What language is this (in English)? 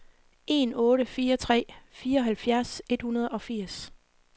Danish